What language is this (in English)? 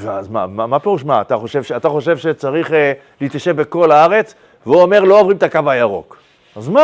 Hebrew